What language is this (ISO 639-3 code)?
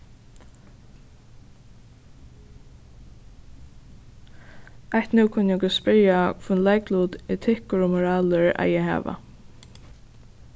fao